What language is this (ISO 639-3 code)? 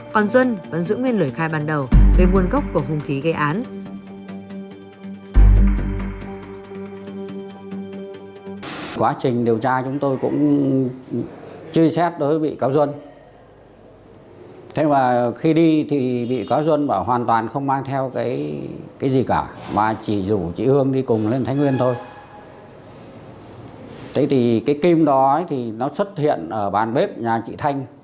vie